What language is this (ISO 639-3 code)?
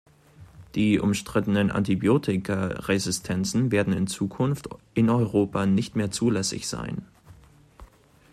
deu